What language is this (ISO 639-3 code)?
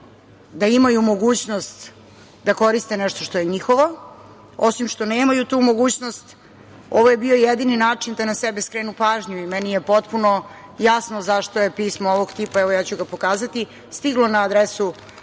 srp